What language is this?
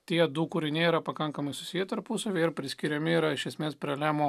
Lithuanian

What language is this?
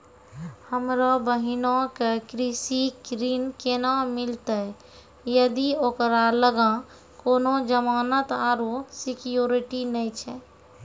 Maithili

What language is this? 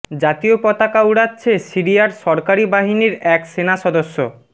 Bangla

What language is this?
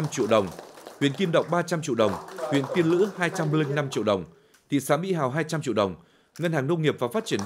Vietnamese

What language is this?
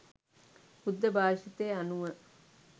Sinhala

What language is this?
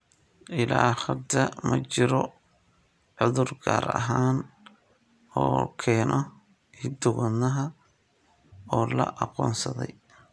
Somali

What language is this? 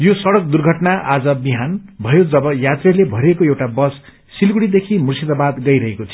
Nepali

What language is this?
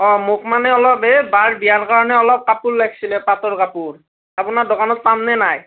Assamese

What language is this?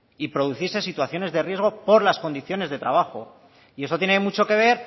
Spanish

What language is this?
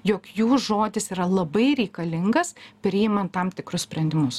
Lithuanian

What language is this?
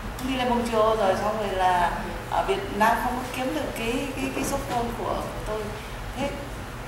Vietnamese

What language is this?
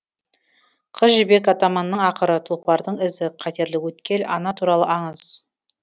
Kazakh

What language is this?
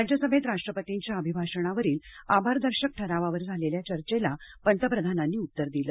Marathi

